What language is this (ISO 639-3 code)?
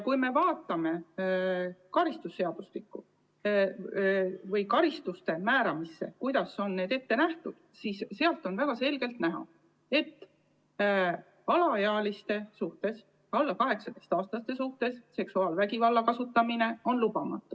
est